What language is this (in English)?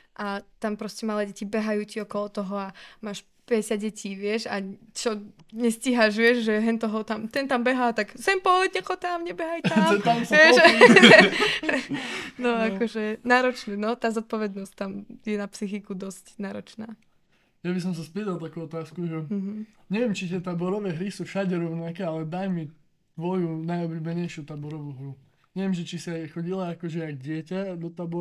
Slovak